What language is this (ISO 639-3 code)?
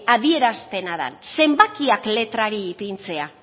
eus